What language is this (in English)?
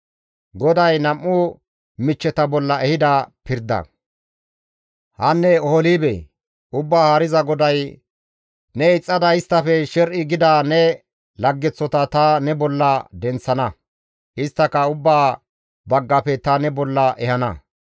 Gamo